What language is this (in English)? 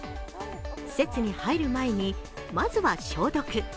Japanese